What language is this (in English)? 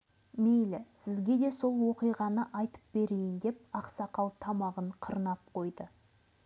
Kazakh